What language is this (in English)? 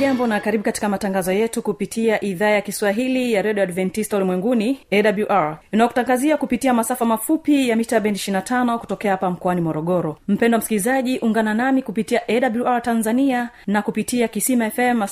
Swahili